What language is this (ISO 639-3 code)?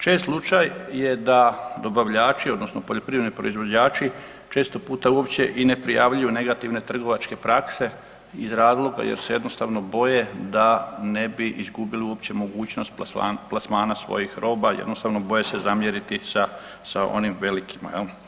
hrv